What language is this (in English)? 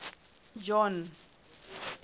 Southern Sotho